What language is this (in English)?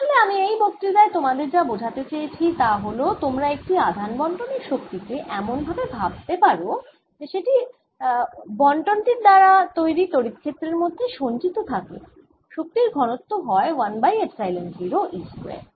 Bangla